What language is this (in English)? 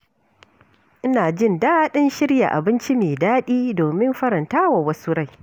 Hausa